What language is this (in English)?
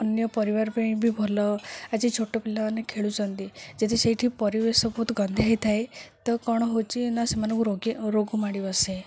Odia